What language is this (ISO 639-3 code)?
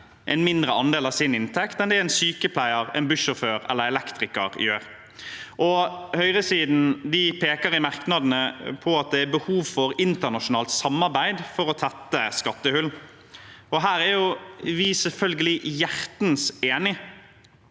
nor